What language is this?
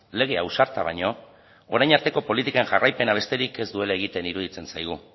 Basque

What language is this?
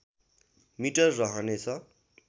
Nepali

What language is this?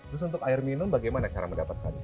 Indonesian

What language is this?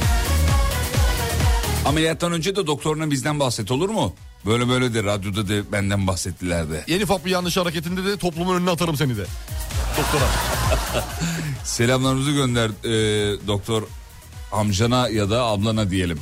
Turkish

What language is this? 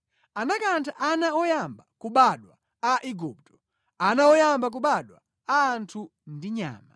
Nyanja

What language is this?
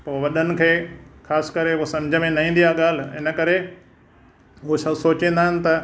Sindhi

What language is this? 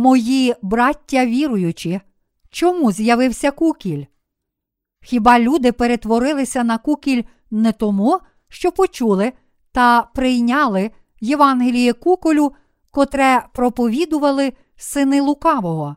Ukrainian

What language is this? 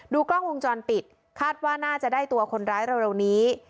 Thai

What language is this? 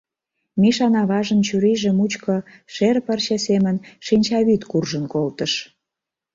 Mari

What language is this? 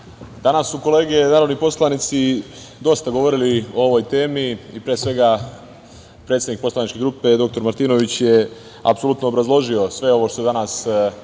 Serbian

